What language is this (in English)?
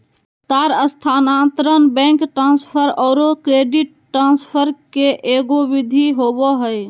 Magahi